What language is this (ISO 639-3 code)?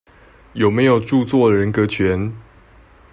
zho